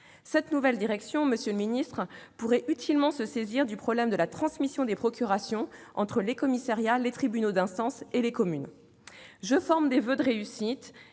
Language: French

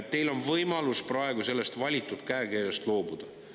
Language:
Estonian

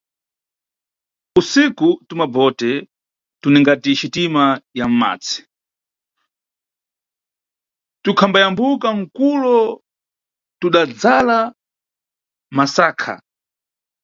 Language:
Nyungwe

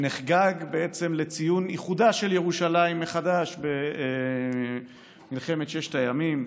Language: Hebrew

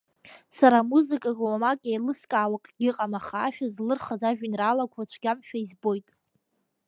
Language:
Abkhazian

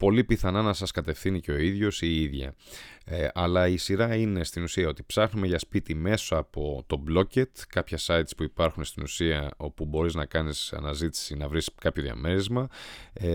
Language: Greek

